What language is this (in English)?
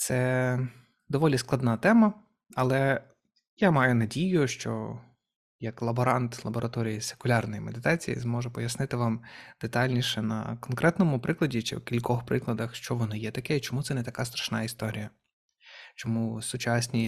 Ukrainian